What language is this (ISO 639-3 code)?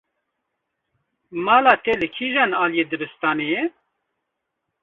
kur